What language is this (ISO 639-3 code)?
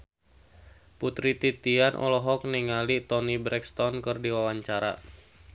sun